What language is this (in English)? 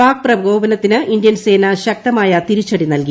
Malayalam